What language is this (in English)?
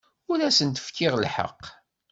Kabyle